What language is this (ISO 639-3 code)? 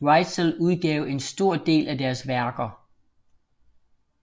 dan